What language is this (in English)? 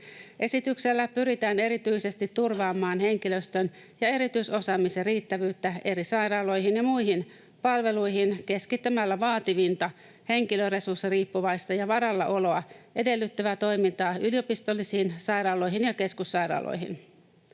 Finnish